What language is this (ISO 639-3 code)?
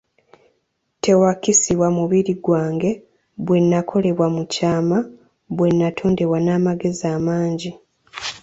lug